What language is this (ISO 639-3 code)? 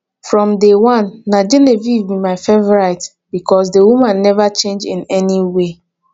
pcm